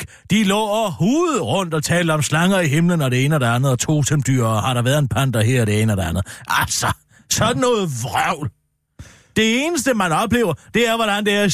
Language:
Danish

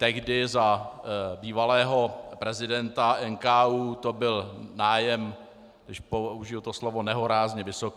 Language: Czech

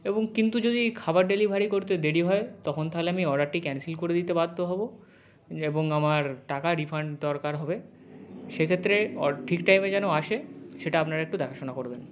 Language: Bangla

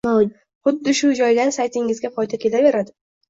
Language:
Uzbek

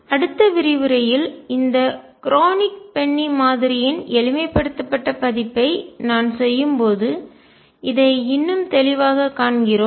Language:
Tamil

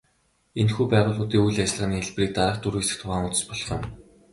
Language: Mongolian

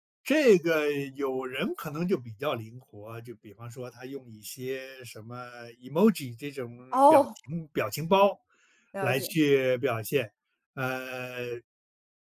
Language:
Chinese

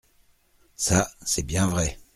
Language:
French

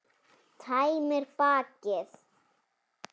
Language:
Icelandic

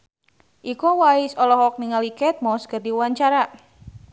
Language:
Sundanese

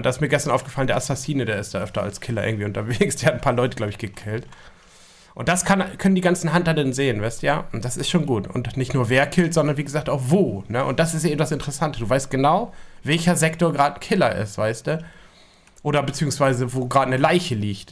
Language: German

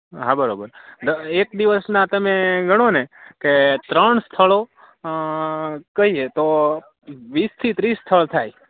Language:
Gujarati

